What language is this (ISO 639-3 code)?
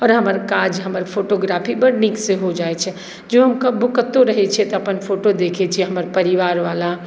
mai